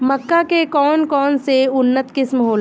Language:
Bhojpuri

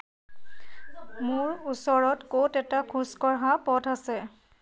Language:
Assamese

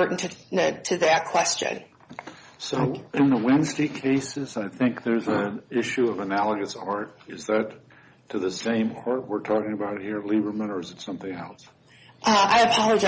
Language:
English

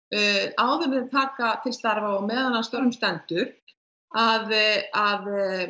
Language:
Icelandic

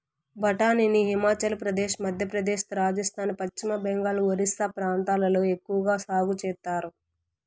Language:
Telugu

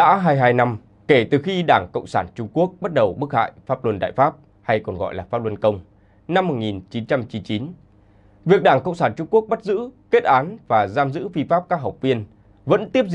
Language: Vietnamese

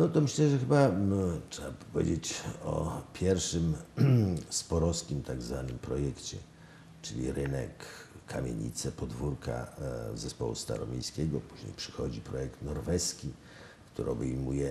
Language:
Polish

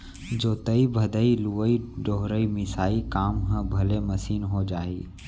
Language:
Chhattisgarhi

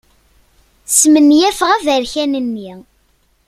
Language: Kabyle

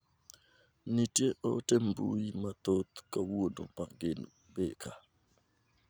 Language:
Luo (Kenya and Tanzania)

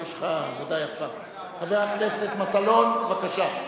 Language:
Hebrew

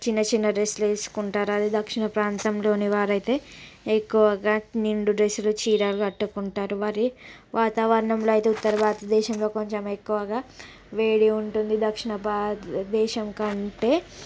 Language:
Telugu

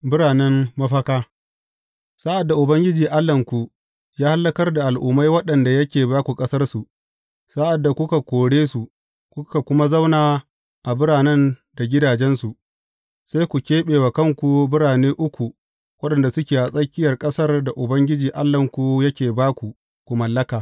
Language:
Hausa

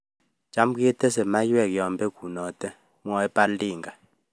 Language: Kalenjin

